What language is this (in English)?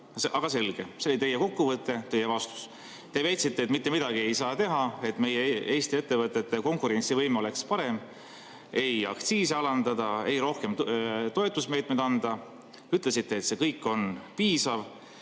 Estonian